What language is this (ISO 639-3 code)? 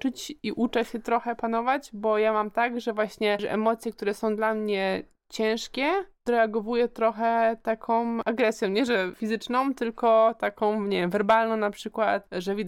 pol